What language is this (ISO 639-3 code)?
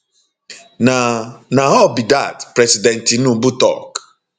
pcm